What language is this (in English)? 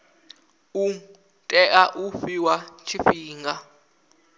Venda